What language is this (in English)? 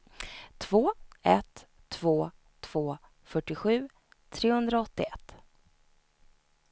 Swedish